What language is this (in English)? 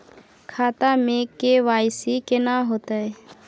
Maithili